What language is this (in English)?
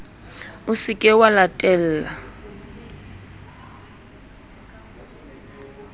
Southern Sotho